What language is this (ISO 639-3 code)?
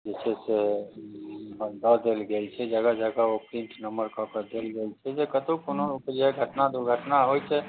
mai